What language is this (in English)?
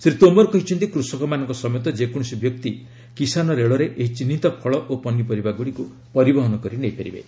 Odia